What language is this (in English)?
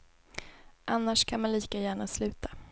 Swedish